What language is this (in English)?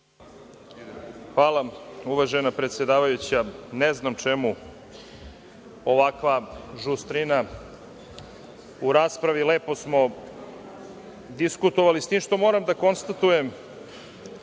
Serbian